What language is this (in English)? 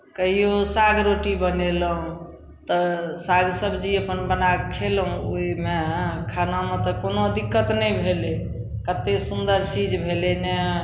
Maithili